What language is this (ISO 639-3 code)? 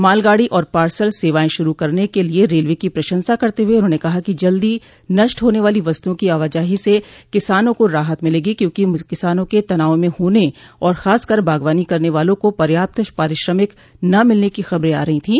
hin